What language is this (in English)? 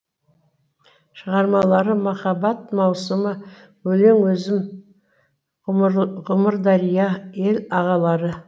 Kazakh